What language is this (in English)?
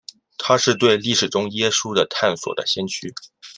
Chinese